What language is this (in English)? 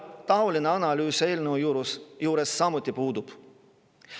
Estonian